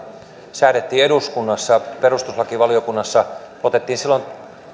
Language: Finnish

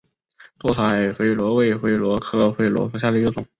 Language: Chinese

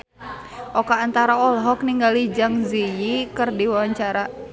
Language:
Sundanese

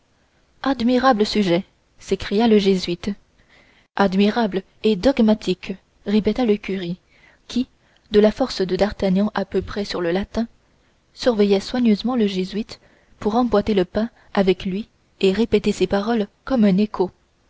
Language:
French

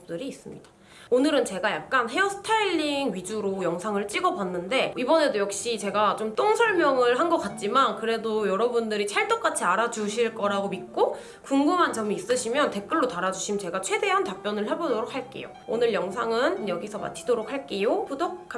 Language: Korean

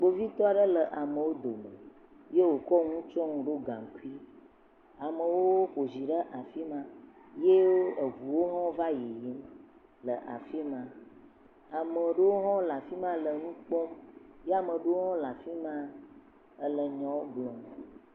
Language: Ewe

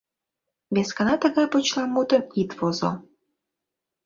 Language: Mari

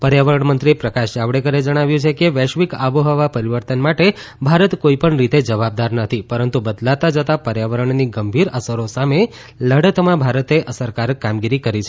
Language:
Gujarati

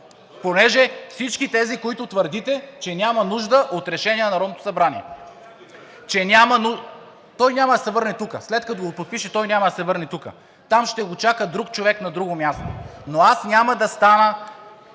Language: Bulgarian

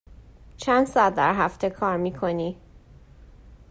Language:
Persian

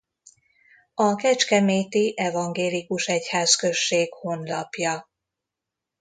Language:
Hungarian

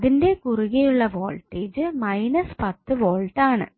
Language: Malayalam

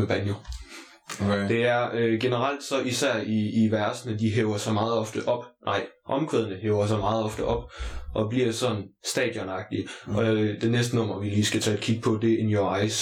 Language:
Danish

